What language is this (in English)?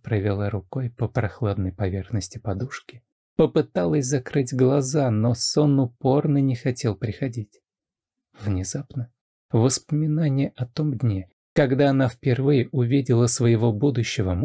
Russian